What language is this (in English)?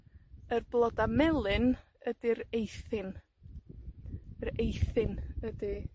Welsh